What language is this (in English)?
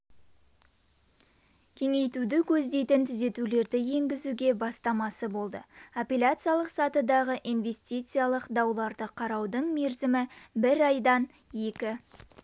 Kazakh